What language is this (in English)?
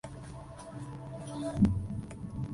Spanish